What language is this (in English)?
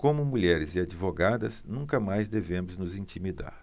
Portuguese